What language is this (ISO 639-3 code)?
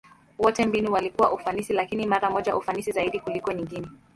swa